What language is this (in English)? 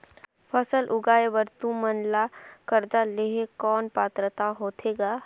Chhattisgarhi